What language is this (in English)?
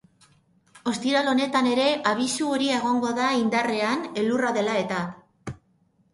Basque